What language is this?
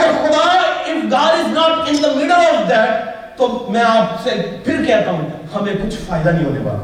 Urdu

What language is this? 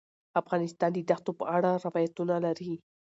Pashto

